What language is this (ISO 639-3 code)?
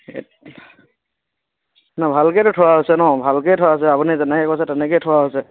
asm